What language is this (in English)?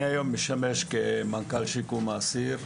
Hebrew